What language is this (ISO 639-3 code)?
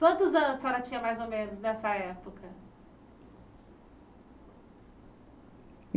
por